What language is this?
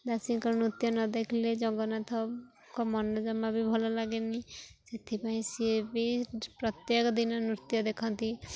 Odia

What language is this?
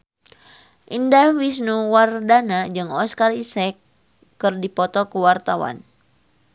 Sundanese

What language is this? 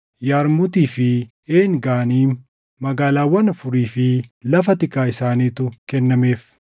Oromo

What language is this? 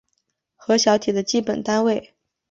Chinese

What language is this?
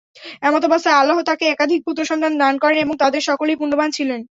Bangla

